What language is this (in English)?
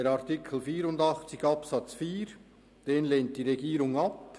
Swiss German